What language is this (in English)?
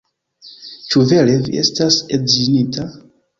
Esperanto